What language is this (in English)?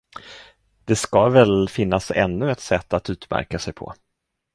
Swedish